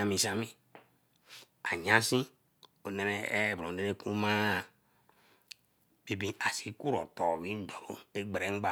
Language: Eleme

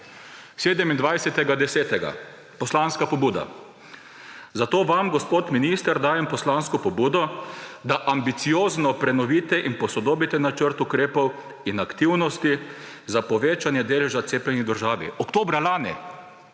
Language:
Slovenian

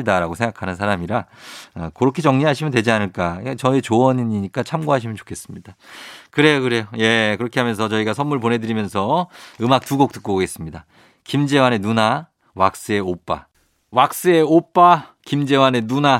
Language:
Korean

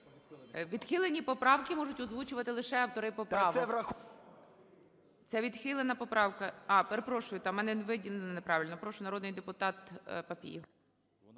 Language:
Ukrainian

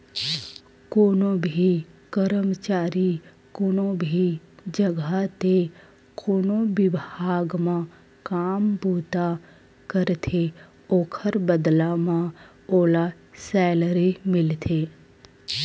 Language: Chhattisgarhi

